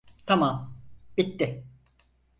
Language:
Turkish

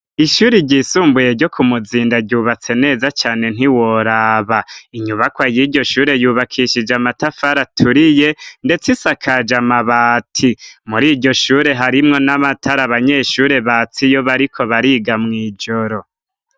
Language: Rundi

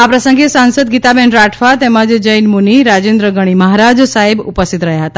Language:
Gujarati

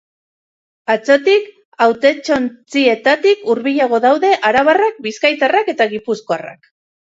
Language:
Basque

